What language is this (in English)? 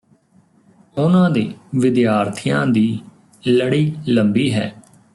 Punjabi